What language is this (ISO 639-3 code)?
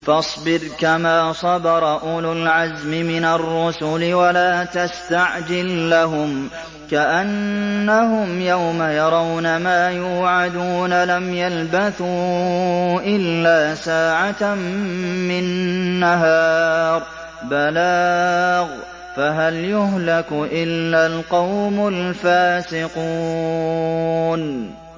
ara